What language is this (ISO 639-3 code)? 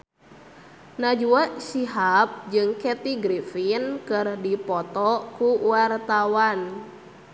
sun